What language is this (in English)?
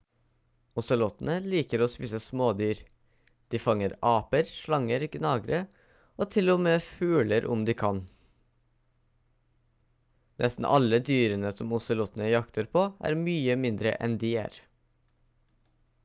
Norwegian Bokmål